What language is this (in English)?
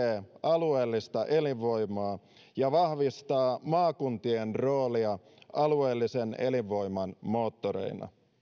Finnish